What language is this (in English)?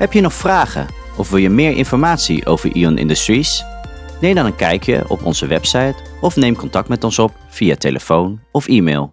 Dutch